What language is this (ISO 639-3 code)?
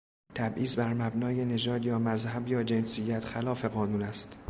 fas